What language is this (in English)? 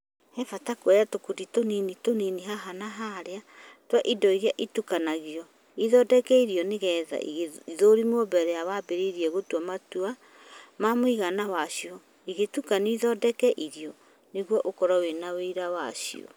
Kikuyu